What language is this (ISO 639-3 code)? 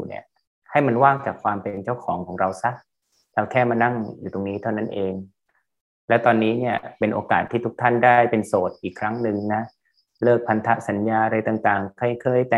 tha